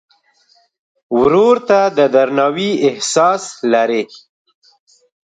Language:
Pashto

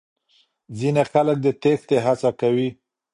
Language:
Pashto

